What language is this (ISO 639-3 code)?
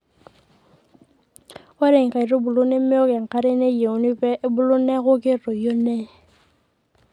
mas